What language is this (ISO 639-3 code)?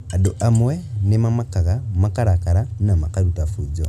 kik